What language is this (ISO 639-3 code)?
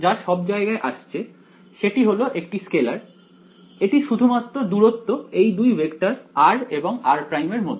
ben